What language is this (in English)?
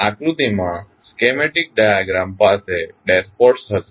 Gujarati